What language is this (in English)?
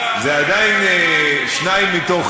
Hebrew